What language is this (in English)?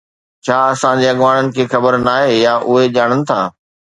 Sindhi